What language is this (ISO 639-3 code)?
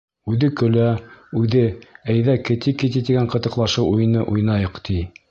bak